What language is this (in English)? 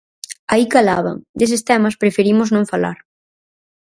Galician